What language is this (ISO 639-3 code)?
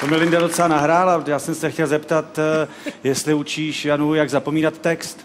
ces